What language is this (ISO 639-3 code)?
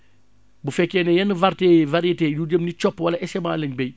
wol